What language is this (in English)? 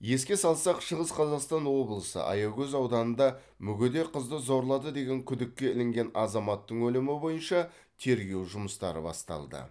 Kazakh